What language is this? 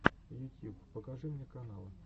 Russian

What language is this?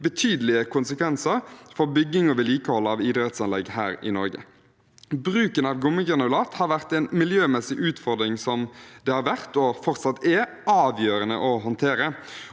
Norwegian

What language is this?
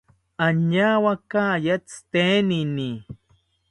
South Ucayali Ashéninka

